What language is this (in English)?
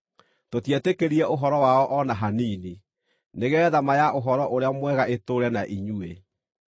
Kikuyu